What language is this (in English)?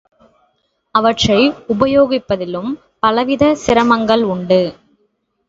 Tamil